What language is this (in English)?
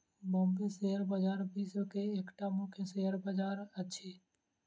Maithili